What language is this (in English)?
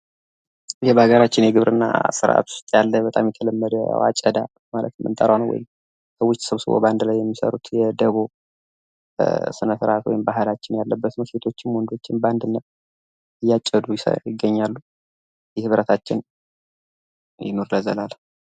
Amharic